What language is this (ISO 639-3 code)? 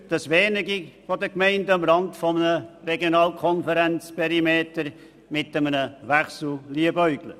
gsw